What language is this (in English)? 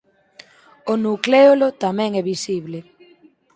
Galician